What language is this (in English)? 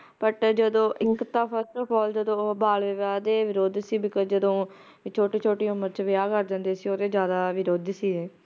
Punjabi